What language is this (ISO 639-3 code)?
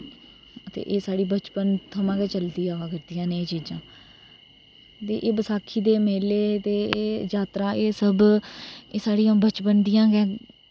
doi